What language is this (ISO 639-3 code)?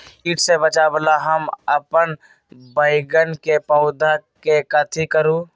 mag